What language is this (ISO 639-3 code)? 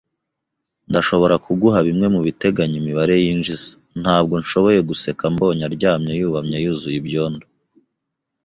kin